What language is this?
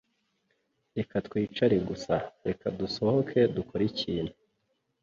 Kinyarwanda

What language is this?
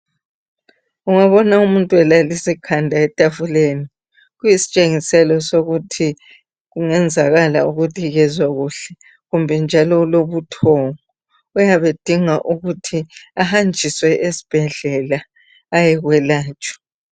North Ndebele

